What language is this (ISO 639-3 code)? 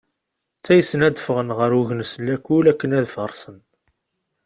kab